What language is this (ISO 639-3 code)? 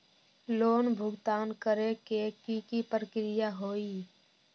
mag